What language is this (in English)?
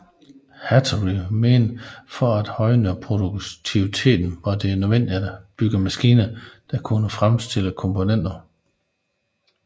Danish